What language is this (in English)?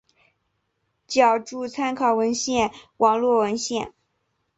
Chinese